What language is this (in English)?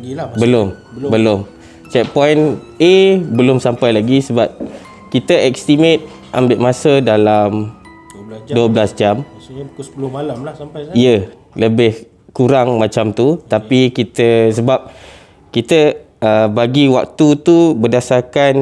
Malay